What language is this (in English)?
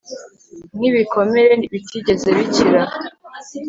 Kinyarwanda